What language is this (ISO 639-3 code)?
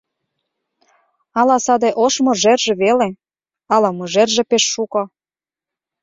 chm